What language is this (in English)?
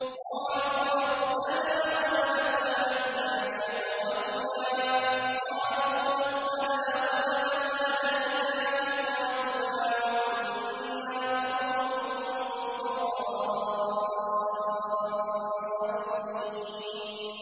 Arabic